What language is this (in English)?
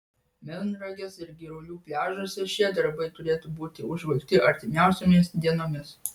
Lithuanian